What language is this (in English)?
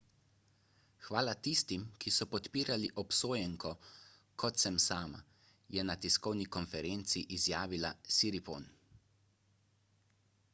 Slovenian